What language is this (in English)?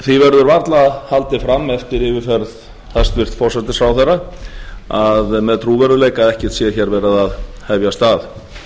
Icelandic